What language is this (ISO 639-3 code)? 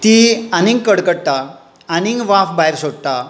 kok